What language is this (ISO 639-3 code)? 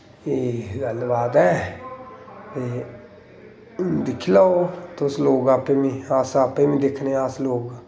doi